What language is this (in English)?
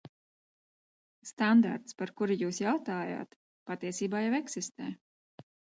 Latvian